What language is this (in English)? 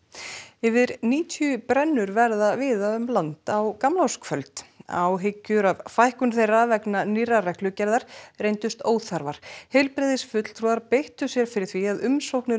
Icelandic